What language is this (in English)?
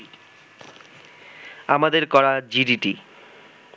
Bangla